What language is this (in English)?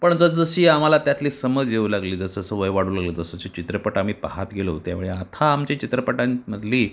Marathi